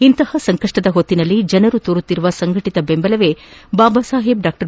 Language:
Kannada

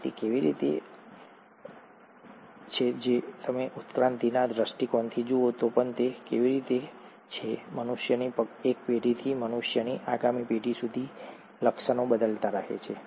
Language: Gujarati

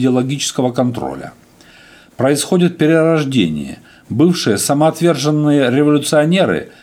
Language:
Russian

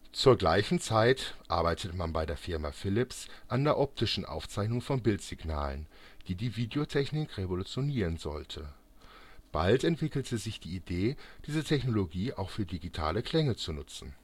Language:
German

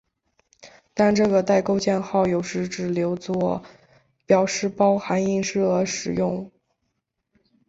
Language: Chinese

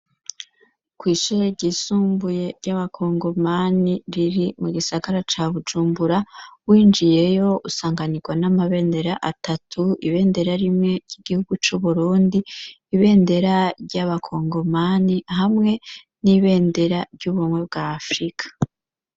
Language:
Rundi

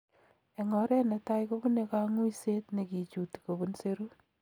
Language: Kalenjin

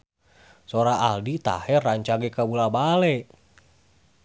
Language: Sundanese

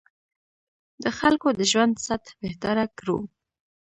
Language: Pashto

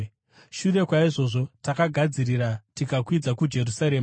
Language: Shona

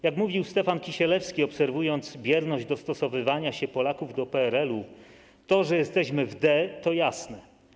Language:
Polish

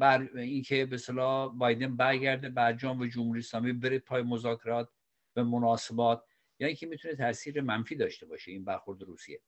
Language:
Persian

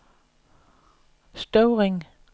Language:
Danish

